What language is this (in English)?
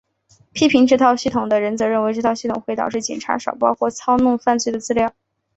Chinese